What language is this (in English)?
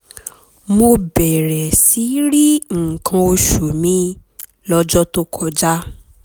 Yoruba